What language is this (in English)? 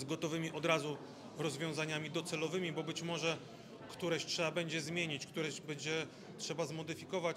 Polish